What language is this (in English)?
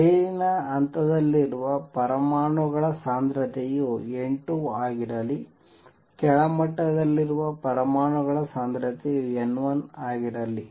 Kannada